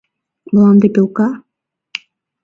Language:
Mari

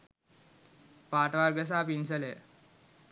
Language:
Sinhala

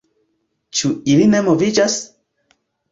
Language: Esperanto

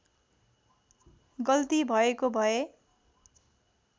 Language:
Nepali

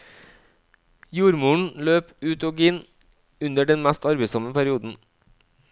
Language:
Norwegian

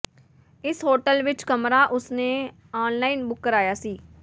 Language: Punjabi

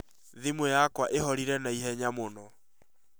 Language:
Kikuyu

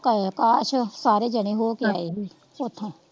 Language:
Punjabi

